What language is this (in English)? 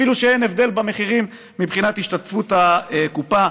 Hebrew